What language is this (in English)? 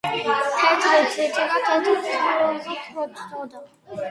Georgian